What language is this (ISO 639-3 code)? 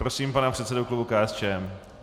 ces